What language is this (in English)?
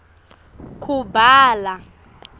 Swati